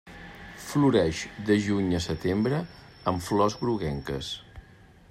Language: Catalan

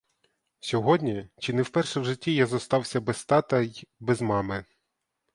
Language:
Ukrainian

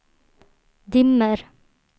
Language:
Swedish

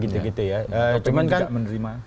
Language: Indonesian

